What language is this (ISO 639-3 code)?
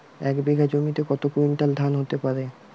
ben